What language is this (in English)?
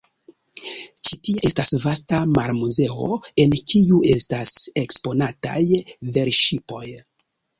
Esperanto